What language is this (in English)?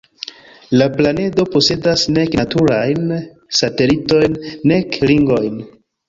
Esperanto